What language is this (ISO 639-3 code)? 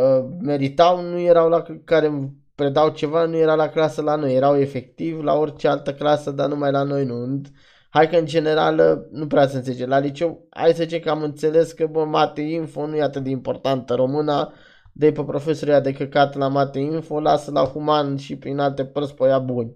ron